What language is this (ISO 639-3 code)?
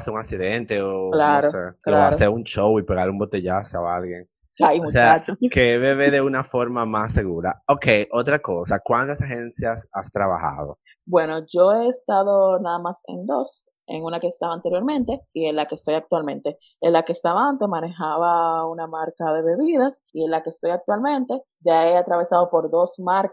spa